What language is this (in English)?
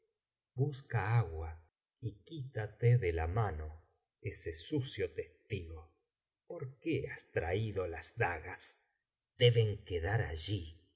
Spanish